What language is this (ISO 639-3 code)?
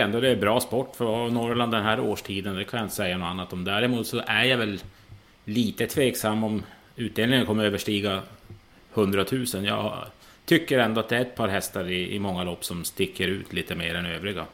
swe